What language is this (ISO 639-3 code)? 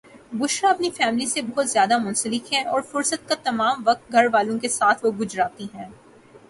urd